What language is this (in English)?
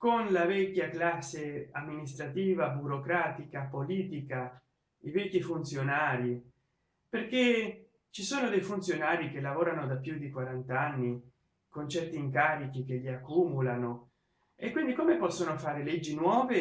Italian